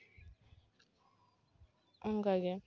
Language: Santali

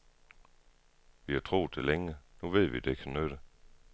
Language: Danish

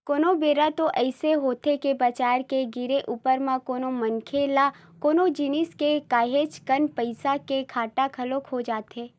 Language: Chhattisgarhi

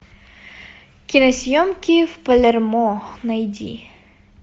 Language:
Russian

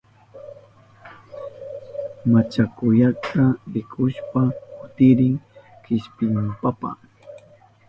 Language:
Southern Pastaza Quechua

